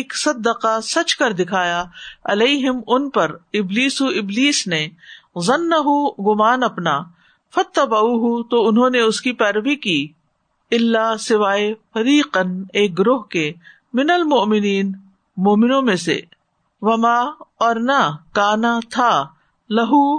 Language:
Urdu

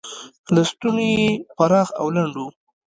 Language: Pashto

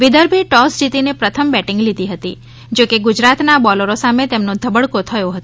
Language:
Gujarati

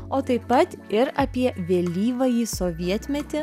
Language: Lithuanian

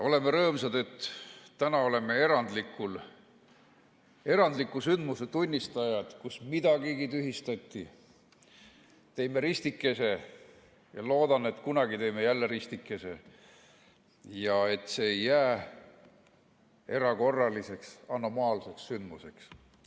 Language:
Estonian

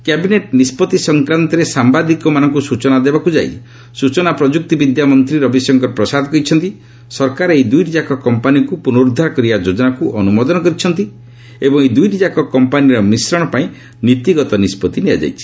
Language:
Odia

